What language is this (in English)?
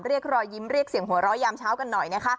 Thai